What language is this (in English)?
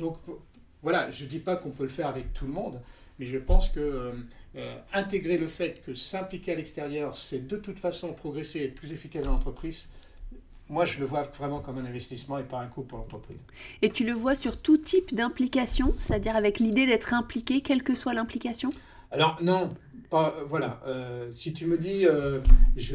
French